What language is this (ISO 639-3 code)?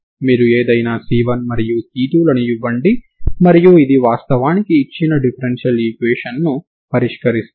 tel